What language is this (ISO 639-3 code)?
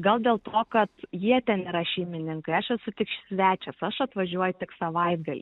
lit